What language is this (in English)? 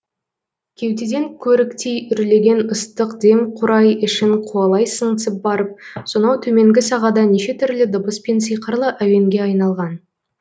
Kazakh